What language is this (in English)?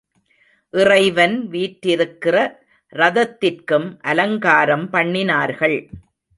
Tamil